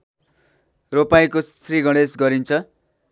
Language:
Nepali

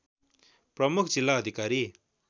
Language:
Nepali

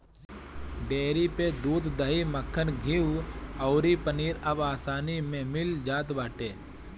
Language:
Bhojpuri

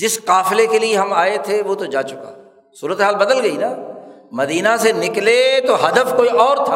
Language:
Urdu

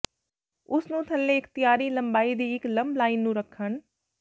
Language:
Punjabi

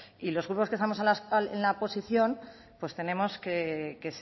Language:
Spanish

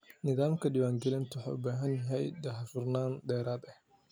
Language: Somali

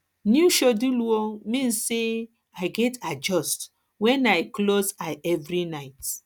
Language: Nigerian Pidgin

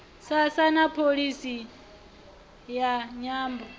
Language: Venda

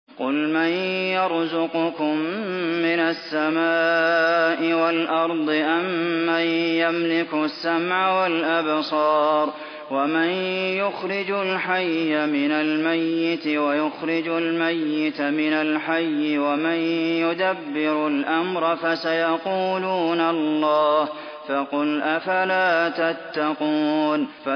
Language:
Arabic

